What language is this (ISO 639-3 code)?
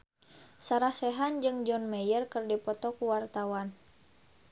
sun